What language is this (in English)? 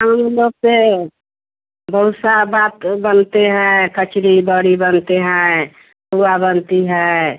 Hindi